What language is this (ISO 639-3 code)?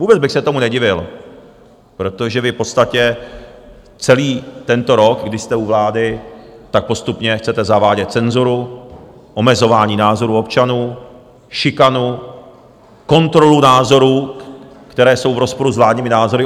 ces